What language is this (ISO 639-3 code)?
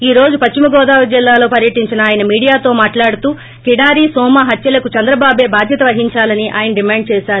tel